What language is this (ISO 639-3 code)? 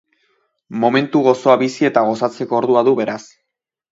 eus